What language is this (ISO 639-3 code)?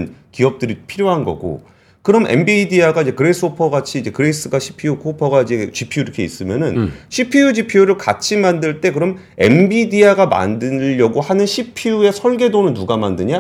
kor